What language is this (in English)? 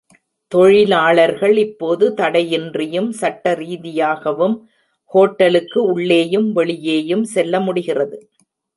Tamil